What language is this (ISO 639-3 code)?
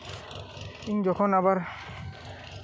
sat